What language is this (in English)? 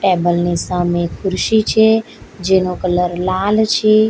Gujarati